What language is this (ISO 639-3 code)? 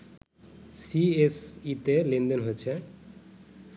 ben